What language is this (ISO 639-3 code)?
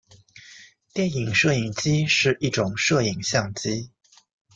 zho